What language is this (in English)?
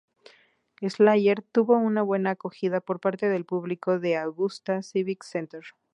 Spanish